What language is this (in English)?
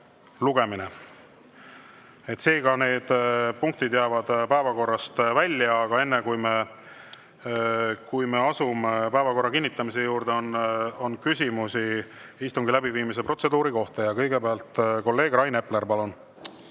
Estonian